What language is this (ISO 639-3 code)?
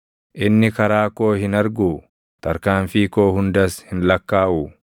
orm